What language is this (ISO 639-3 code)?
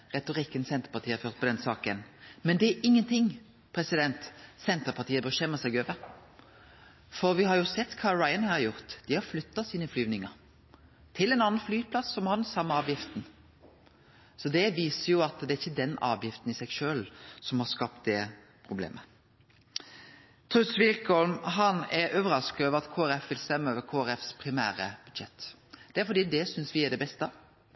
nno